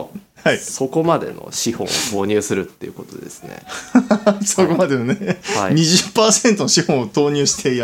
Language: Japanese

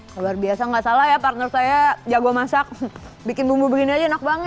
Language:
Indonesian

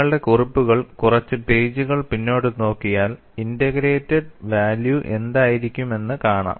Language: Malayalam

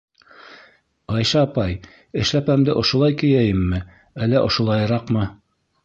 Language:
Bashkir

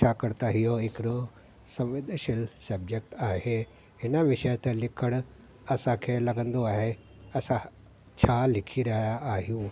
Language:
Sindhi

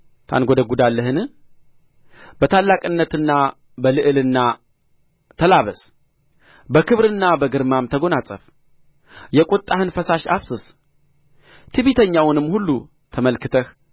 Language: Amharic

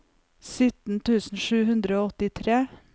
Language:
Norwegian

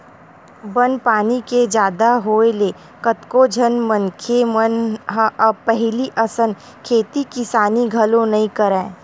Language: Chhattisgarhi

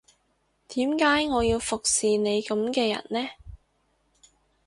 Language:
Cantonese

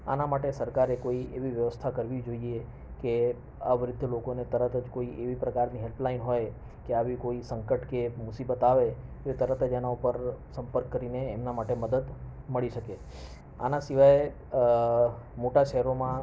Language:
Gujarati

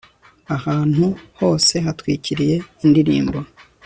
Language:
Kinyarwanda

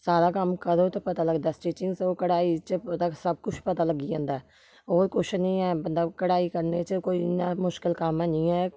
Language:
Dogri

